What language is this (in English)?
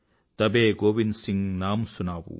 Telugu